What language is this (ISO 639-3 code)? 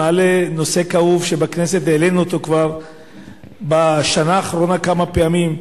heb